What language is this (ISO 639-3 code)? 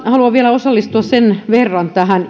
fin